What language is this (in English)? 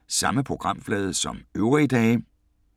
Danish